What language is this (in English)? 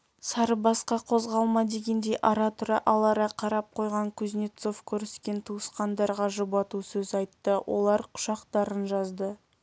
Kazakh